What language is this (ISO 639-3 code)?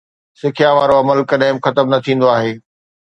snd